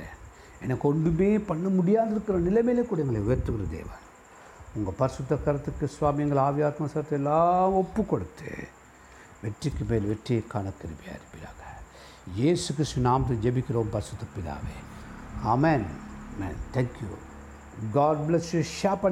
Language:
Tamil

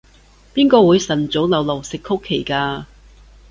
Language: Cantonese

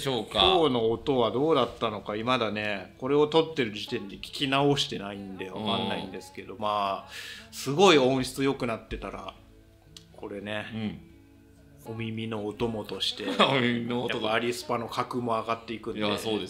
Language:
Japanese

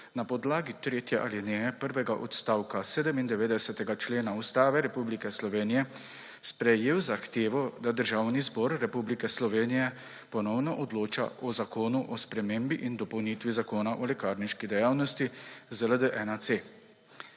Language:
Slovenian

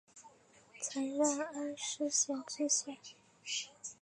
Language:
Chinese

